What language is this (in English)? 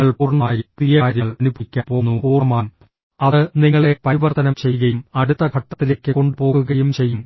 Malayalam